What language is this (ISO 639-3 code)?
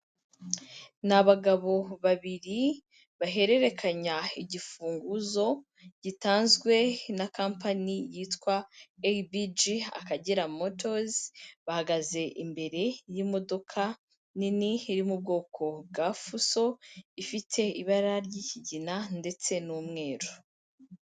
kin